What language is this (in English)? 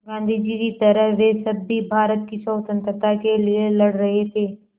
Hindi